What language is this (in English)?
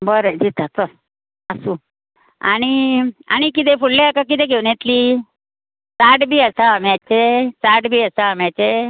Konkani